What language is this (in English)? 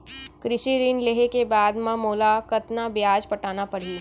Chhattisgarhi